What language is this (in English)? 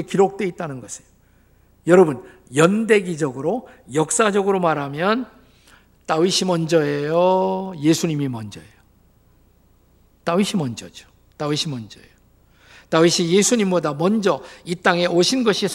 Korean